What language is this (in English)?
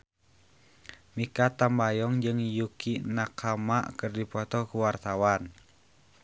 Sundanese